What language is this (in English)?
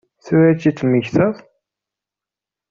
Kabyle